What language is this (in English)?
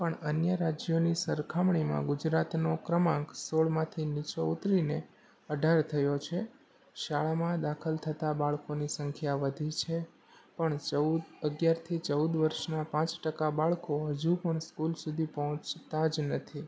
Gujarati